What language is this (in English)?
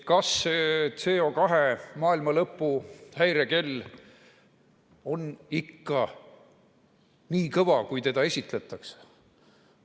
Estonian